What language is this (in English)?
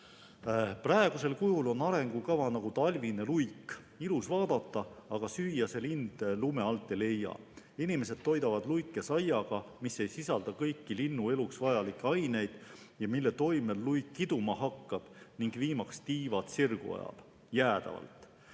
Estonian